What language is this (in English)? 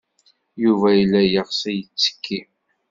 Kabyle